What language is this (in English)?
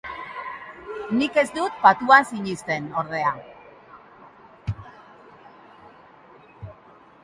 Basque